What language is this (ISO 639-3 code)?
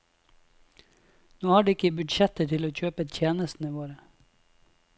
nor